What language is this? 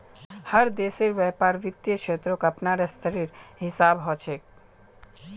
Magahi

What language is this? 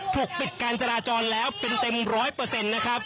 Thai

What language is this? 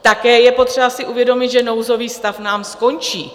Czech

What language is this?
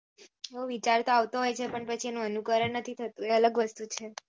Gujarati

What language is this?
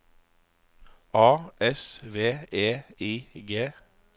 Norwegian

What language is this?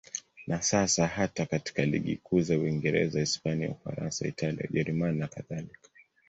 Swahili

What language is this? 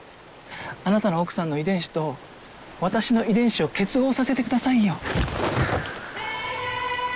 Japanese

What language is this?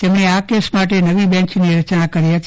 Gujarati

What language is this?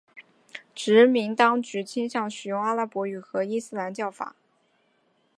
Chinese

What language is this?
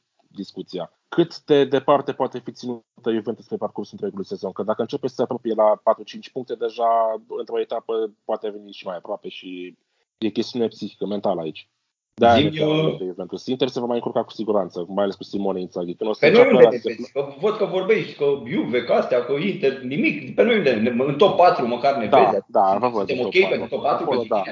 Romanian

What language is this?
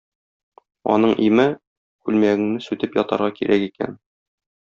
Tatar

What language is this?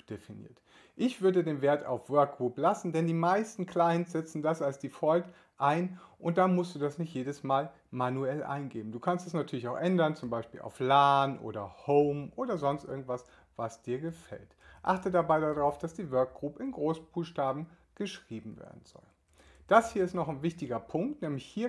German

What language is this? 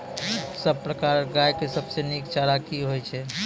Maithili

